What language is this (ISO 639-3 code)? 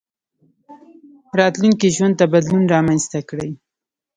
pus